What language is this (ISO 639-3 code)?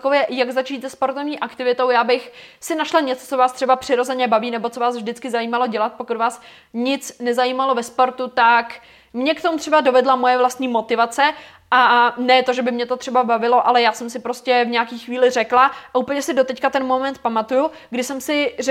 ces